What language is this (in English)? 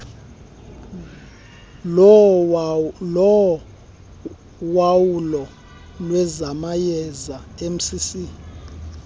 Xhosa